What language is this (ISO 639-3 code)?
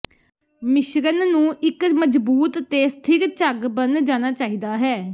pan